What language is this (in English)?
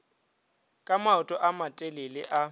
Northern Sotho